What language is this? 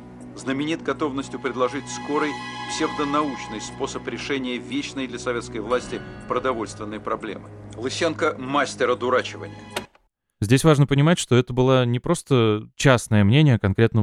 Russian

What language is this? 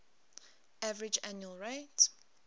English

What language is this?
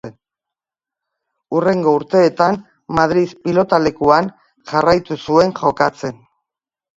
Basque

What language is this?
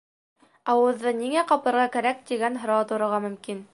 Bashkir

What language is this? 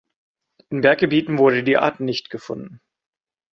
German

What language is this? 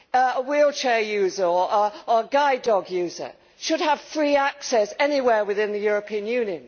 English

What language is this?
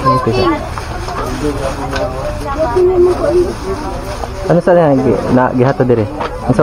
Filipino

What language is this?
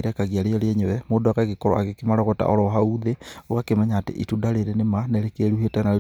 Kikuyu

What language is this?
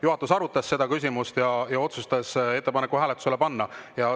Estonian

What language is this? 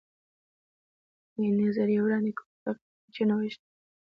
Pashto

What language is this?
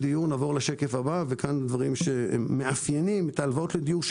Hebrew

